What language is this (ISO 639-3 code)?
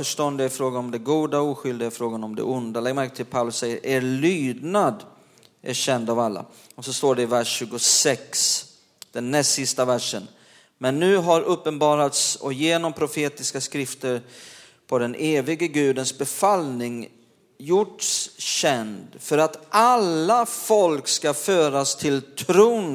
swe